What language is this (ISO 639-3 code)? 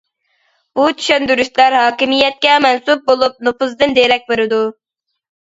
uig